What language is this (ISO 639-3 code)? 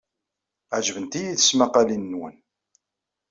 kab